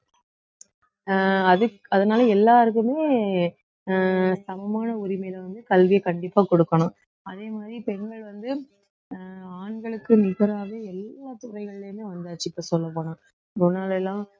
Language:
Tamil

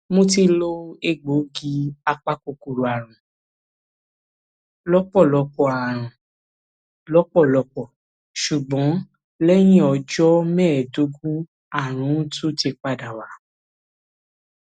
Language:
Yoruba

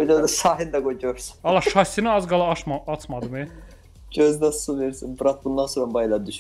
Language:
Turkish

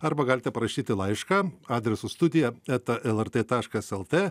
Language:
Lithuanian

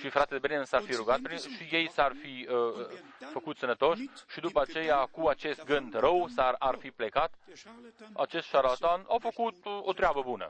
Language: Romanian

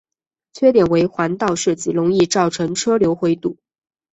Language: Chinese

